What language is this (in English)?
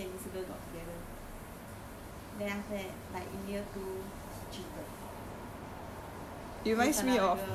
English